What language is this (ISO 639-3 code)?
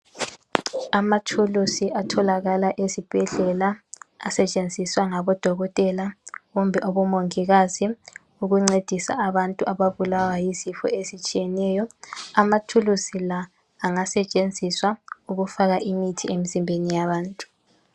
nde